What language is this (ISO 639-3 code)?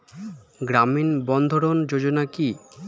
ben